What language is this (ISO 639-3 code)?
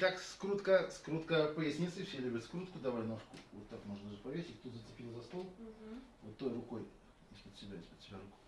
rus